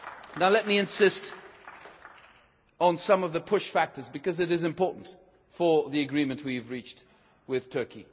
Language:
English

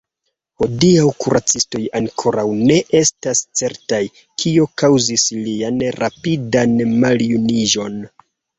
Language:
Esperanto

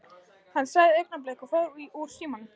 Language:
Icelandic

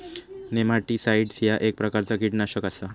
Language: Marathi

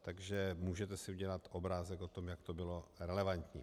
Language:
Czech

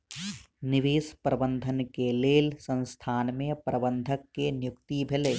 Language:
Maithili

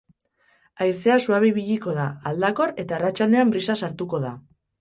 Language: Basque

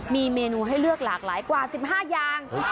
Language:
Thai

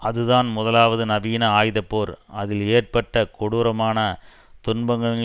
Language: Tamil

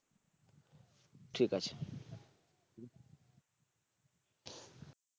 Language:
Bangla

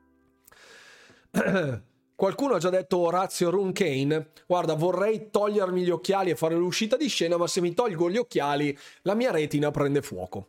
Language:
Italian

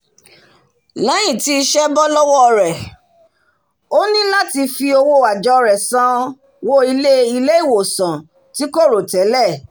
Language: Yoruba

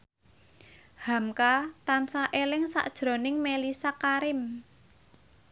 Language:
Javanese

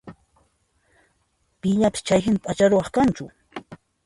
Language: Puno Quechua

